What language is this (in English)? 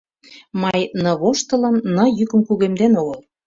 Mari